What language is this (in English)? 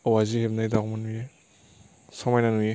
Bodo